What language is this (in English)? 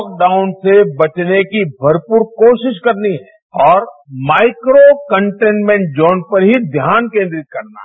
Hindi